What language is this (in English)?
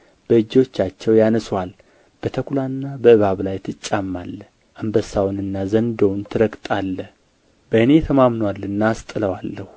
Amharic